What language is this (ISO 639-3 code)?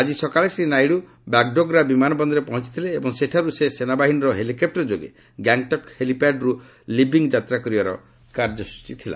ori